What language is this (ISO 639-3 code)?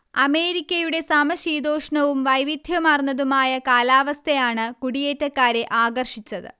mal